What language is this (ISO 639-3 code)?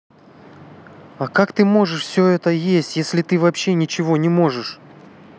rus